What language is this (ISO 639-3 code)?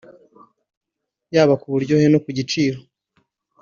kin